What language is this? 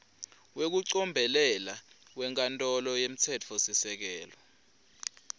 Swati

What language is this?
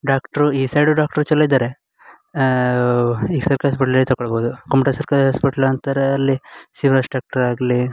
Kannada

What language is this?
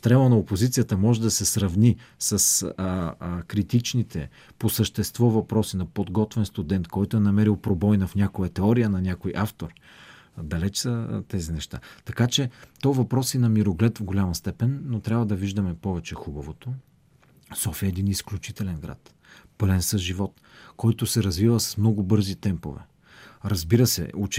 Bulgarian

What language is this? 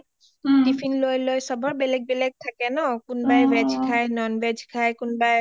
Assamese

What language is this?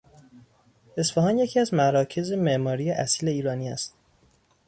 Persian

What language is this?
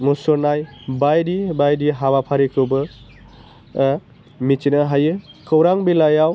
Bodo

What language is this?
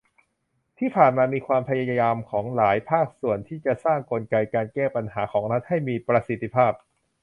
Thai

